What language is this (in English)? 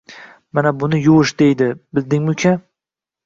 Uzbek